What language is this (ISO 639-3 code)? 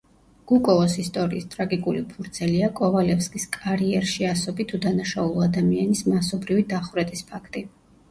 kat